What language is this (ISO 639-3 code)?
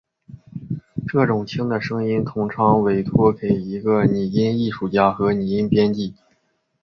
zho